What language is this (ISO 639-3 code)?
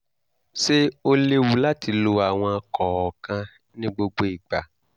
yor